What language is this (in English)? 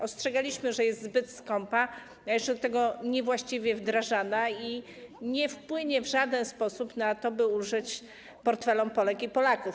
Polish